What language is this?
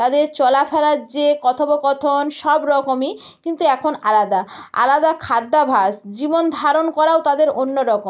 Bangla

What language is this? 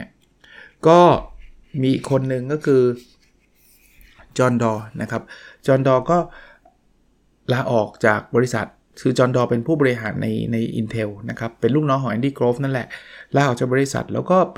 Thai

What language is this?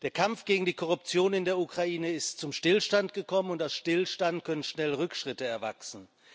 German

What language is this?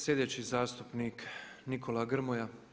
Croatian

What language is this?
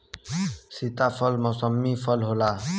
Bhojpuri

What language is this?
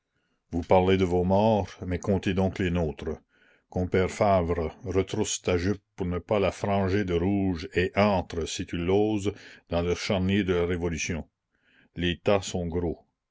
French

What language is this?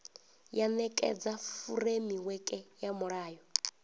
Venda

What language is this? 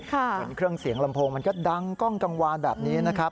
Thai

